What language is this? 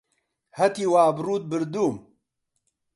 Central Kurdish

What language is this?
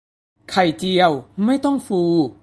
Thai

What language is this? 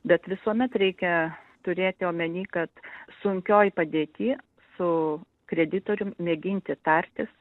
Lithuanian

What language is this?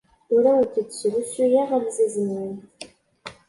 Kabyle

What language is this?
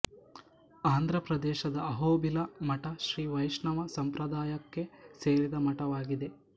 Kannada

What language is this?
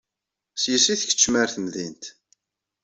Kabyle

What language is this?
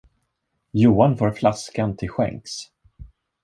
Swedish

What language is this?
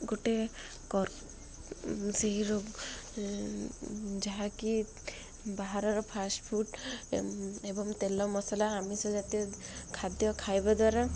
Odia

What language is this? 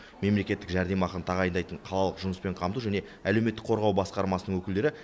Kazakh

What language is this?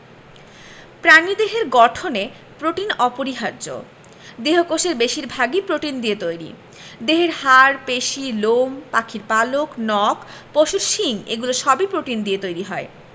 Bangla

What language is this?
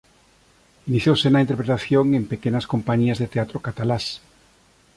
Galician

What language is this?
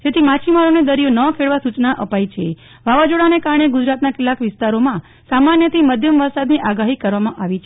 Gujarati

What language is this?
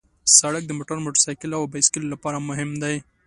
Pashto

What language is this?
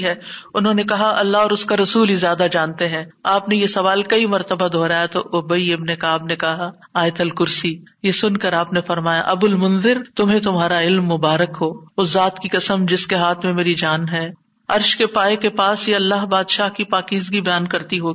Urdu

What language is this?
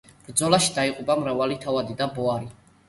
Georgian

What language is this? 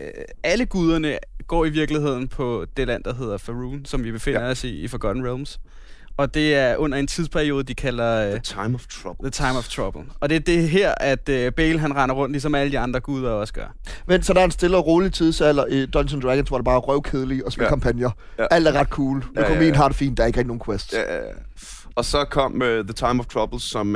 Danish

